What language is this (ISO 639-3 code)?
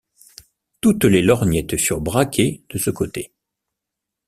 fra